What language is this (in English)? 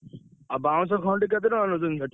Odia